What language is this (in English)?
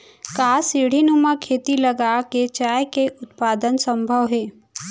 Chhattisgarhi